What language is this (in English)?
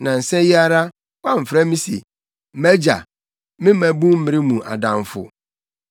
Akan